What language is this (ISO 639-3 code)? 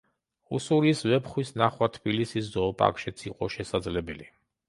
kat